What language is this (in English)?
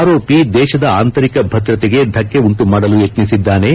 Kannada